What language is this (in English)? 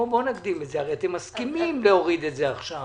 Hebrew